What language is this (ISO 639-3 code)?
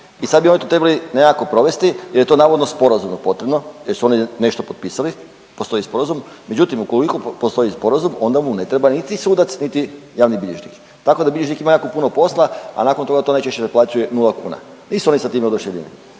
hrv